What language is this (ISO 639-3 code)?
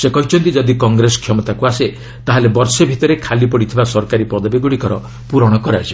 ori